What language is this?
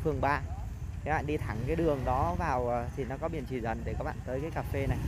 Vietnamese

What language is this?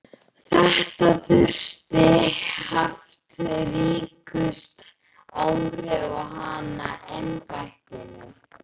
Icelandic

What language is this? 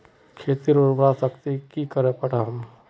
Magahi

